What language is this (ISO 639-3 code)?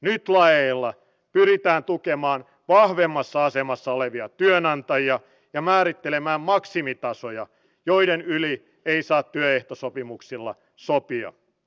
fin